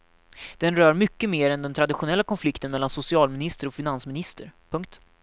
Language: Swedish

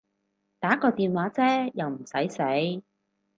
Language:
Cantonese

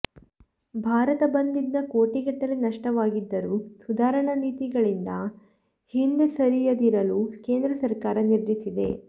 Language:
Kannada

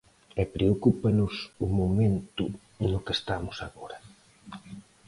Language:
Galician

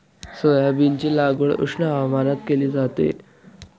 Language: Marathi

